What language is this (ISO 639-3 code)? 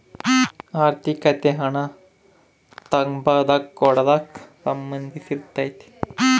kan